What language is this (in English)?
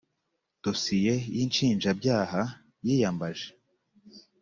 Kinyarwanda